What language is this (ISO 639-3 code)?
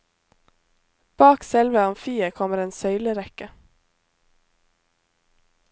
nor